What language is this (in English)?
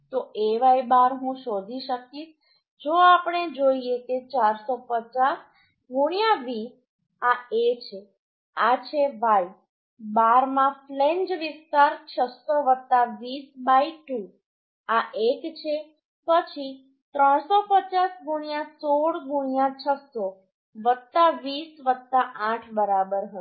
Gujarati